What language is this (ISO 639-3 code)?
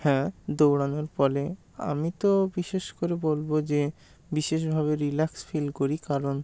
ben